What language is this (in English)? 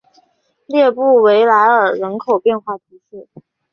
Chinese